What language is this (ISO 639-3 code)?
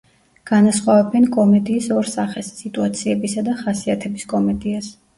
kat